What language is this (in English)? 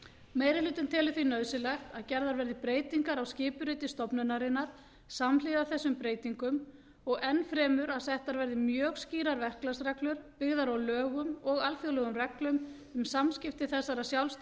Icelandic